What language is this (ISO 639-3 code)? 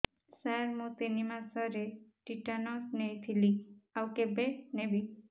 ori